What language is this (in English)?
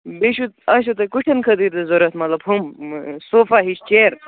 Kashmiri